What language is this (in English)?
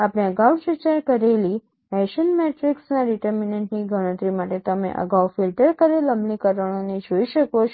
Gujarati